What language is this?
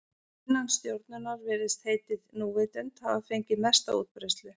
Icelandic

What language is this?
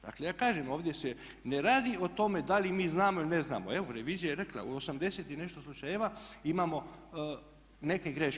Croatian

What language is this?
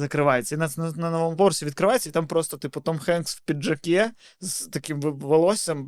Ukrainian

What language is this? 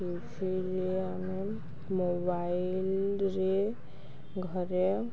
Odia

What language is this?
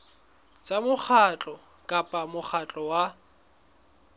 Southern Sotho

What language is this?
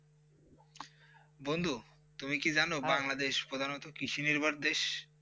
Bangla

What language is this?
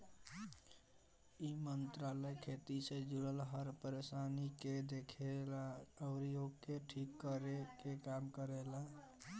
Bhojpuri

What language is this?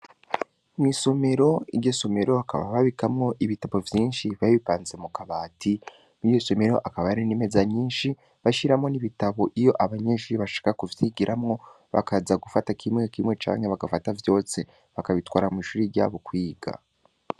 Rundi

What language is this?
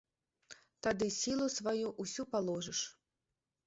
Belarusian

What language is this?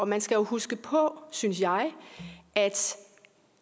Danish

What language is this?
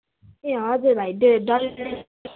Nepali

